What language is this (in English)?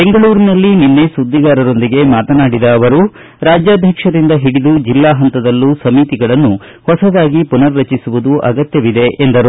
Kannada